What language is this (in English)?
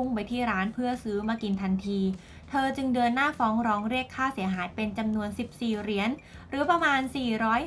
Thai